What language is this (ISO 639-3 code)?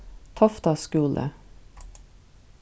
fao